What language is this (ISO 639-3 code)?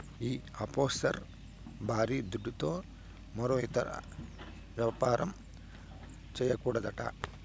tel